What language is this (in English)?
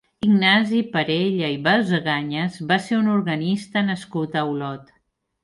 Catalan